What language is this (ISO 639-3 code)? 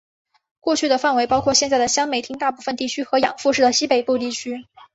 zho